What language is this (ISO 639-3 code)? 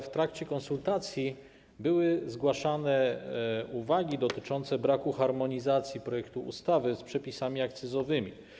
pol